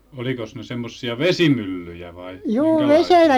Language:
Finnish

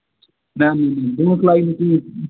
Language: Kashmiri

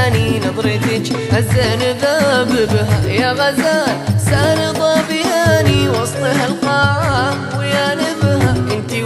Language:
Arabic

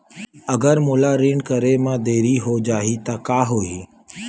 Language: Chhattisgarhi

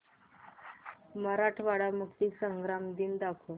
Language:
Marathi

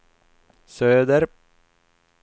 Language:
Swedish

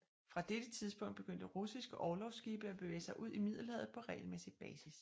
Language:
Danish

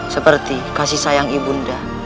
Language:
Indonesian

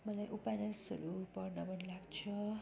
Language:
Nepali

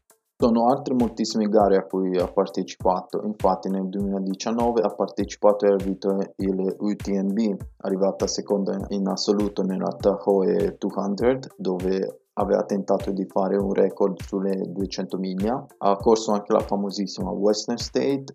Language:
Italian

